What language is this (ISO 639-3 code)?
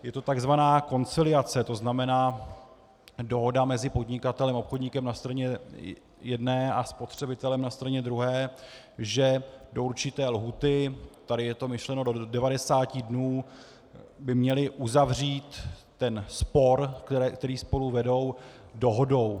ces